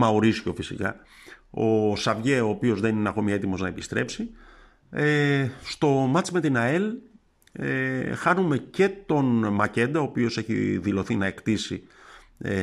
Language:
Greek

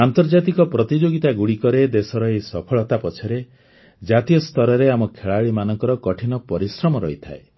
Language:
Odia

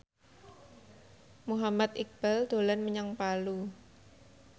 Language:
Javanese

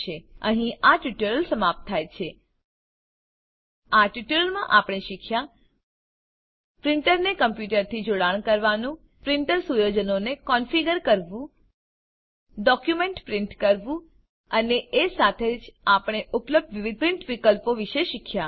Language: Gujarati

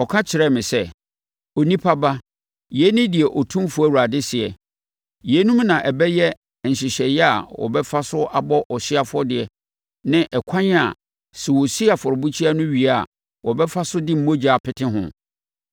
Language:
Akan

